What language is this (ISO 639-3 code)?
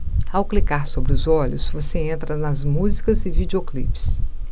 por